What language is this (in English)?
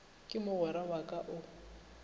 Northern Sotho